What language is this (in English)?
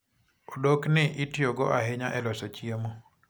Luo (Kenya and Tanzania)